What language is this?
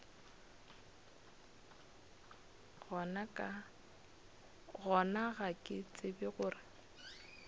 Northern Sotho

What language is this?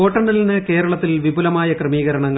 Malayalam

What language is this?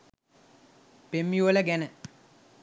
Sinhala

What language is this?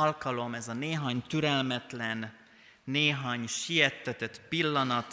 Hungarian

